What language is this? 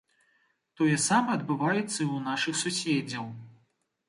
Belarusian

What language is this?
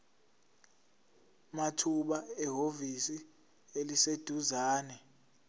Zulu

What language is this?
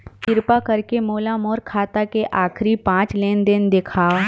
Chhattisgarhi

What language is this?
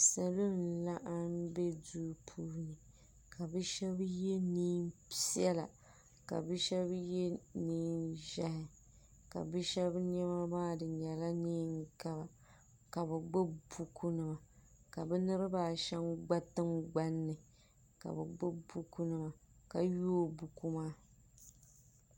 Dagbani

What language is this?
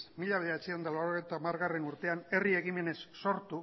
Basque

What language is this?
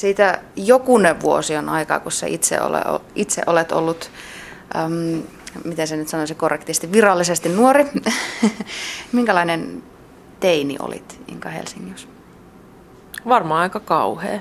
Finnish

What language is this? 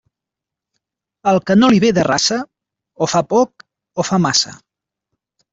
Catalan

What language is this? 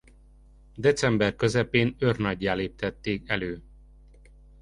Hungarian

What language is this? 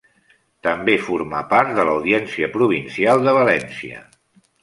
Catalan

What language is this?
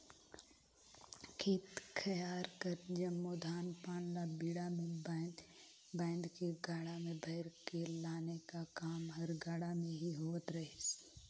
Chhattisgarhi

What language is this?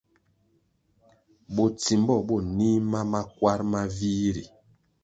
Kwasio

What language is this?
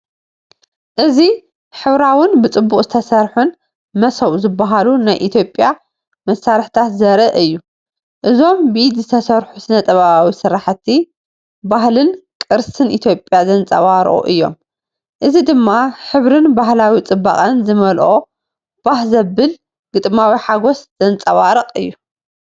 Tigrinya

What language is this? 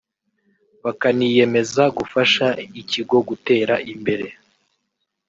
Kinyarwanda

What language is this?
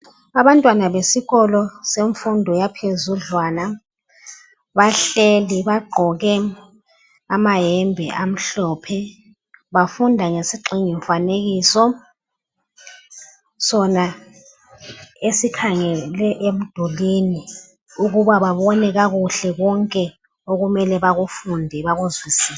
North Ndebele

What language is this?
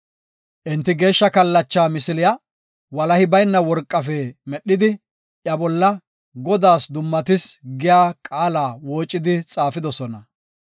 Gofa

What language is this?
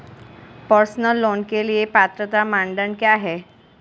Hindi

